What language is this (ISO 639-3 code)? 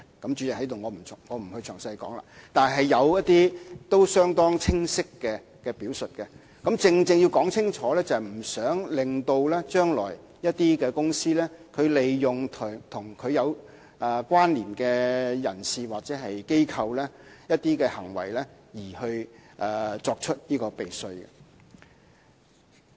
yue